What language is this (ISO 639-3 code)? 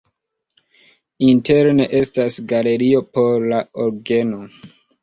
epo